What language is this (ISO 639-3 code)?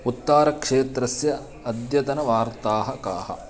san